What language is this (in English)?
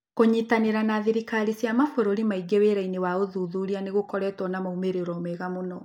Kikuyu